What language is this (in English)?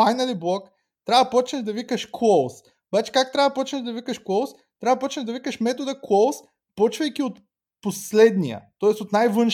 Bulgarian